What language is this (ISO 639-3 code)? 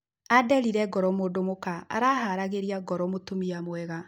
kik